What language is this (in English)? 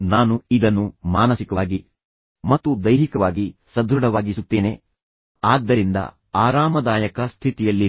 Kannada